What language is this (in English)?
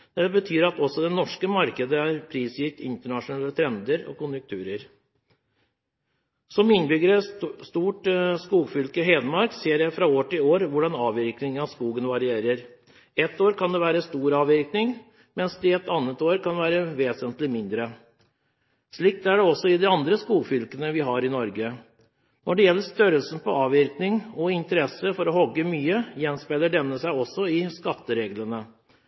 Norwegian Bokmål